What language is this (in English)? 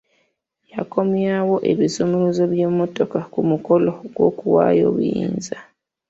Ganda